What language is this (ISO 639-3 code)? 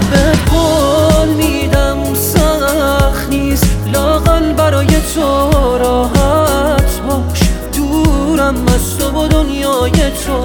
fas